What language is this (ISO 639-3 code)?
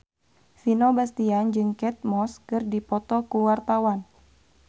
sun